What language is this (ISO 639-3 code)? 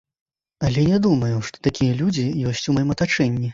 bel